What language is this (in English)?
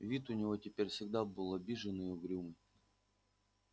Russian